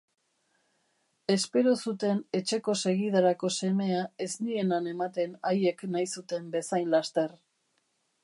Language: Basque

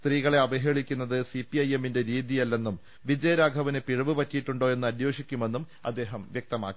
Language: Malayalam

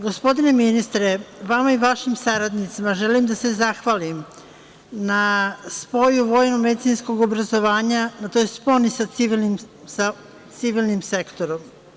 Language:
Serbian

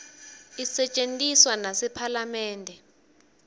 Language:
Swati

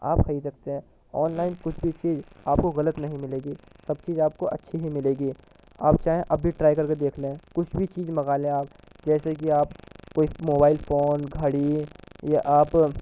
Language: Urdu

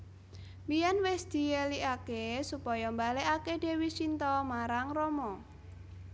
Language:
Javanese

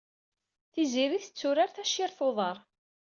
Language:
Kabyle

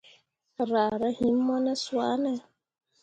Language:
Mundang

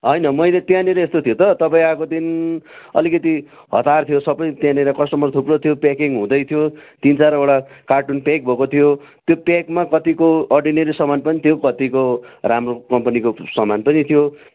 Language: Nepali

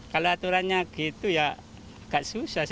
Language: Indonesian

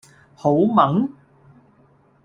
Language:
Cantonese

